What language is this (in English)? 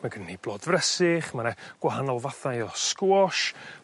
Welsh